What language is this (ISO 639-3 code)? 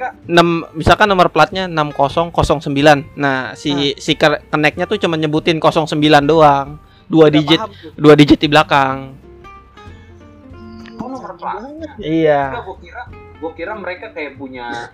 ind